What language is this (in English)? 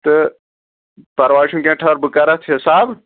Kashmiri